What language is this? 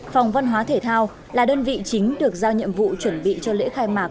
Vietnamese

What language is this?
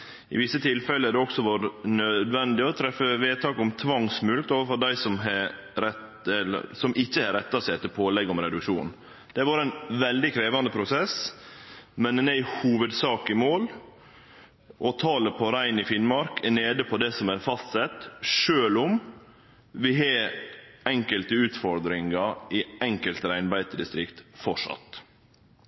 Norwegian Nynorsk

